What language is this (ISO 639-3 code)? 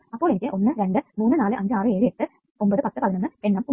mal